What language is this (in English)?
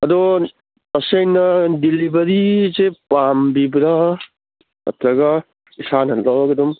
Manipuri